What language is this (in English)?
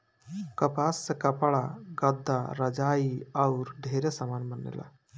Bhojpuri